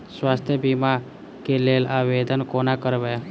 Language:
Maithili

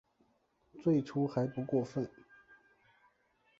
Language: Chinese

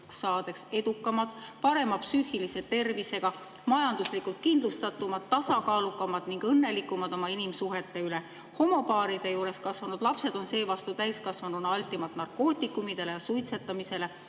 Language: Estonian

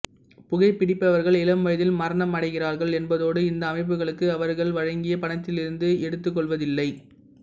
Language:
Tamil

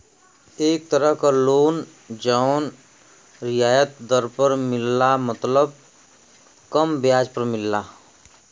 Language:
Bhojpuri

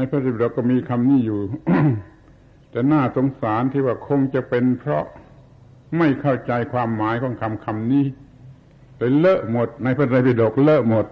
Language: Thai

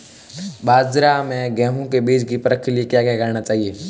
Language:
Hindi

